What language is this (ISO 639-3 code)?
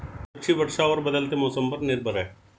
hin